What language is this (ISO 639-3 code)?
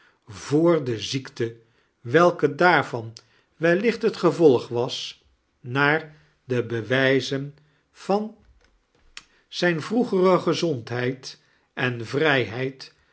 nld